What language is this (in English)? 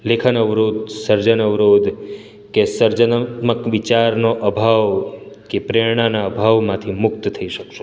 Gujarati